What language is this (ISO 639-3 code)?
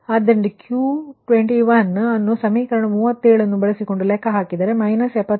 kan